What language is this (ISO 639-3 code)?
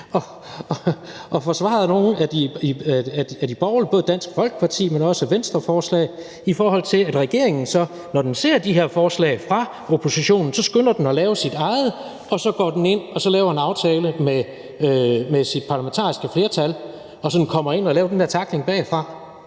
dan